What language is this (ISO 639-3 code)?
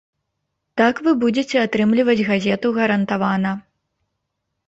bel